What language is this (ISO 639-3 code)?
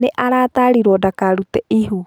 kik